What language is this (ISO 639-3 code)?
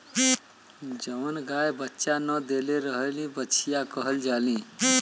bho